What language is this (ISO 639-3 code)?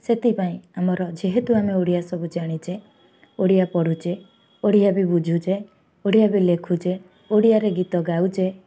ori